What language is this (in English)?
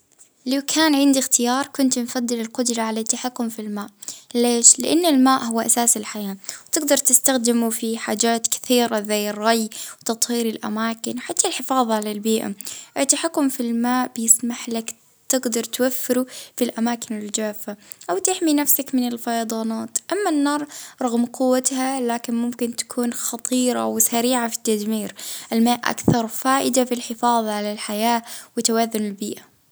Libyan Arabic